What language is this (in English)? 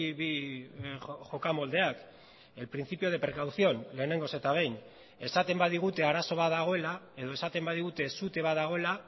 Basque